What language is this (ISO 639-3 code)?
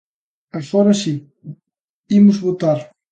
glg